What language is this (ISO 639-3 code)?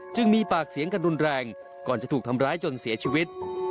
tha